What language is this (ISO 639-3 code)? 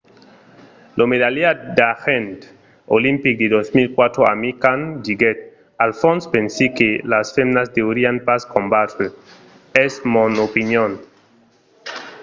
oci